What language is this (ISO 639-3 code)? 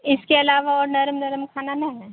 urd